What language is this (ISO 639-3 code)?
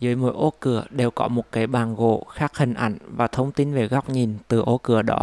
vie